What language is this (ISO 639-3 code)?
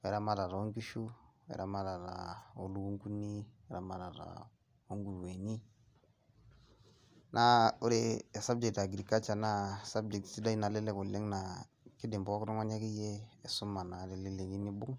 mas